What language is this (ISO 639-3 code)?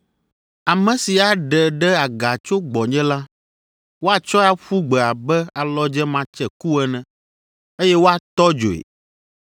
ewe